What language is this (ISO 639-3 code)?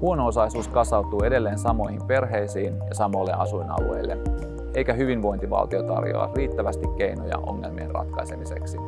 fin